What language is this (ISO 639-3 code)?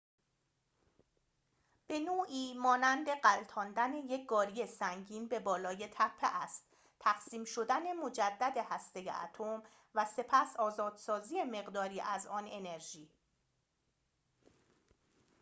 fas